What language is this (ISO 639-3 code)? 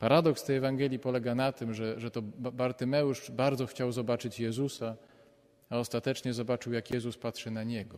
pol